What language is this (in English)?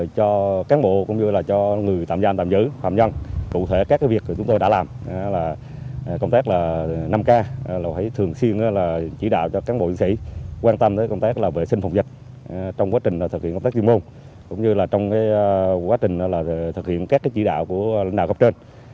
Vietnamese